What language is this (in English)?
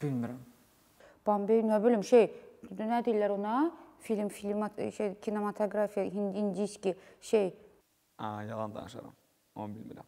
Turkish